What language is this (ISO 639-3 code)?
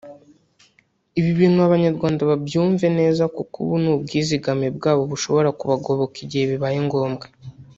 kin